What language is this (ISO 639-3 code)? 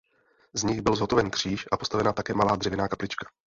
ces